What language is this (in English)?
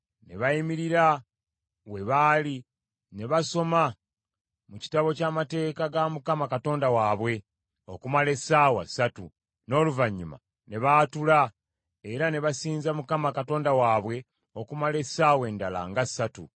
Ganda